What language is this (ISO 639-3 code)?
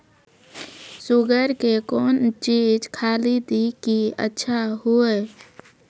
mai